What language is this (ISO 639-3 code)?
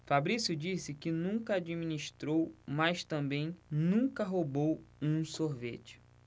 por